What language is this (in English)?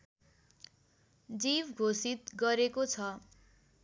Nepali